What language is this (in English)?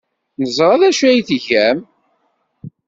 Kabyle